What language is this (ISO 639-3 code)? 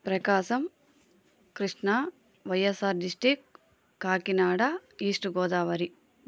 tel